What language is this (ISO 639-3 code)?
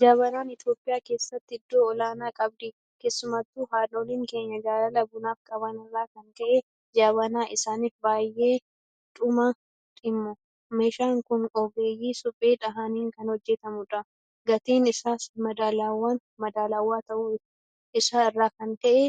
orm